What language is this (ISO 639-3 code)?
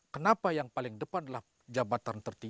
ind